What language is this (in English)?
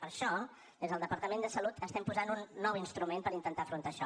Catalan